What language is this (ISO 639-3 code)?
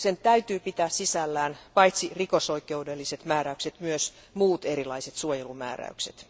fin